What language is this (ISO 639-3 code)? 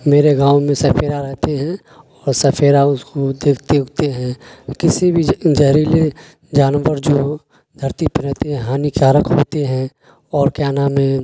urd